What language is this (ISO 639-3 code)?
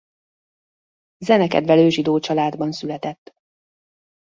hun